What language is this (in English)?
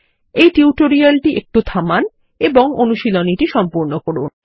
Bangla